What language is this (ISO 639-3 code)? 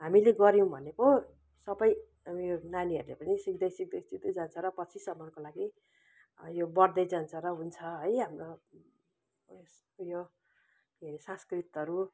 nep